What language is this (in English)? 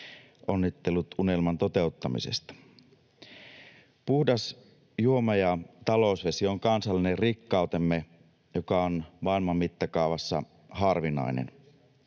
Finnish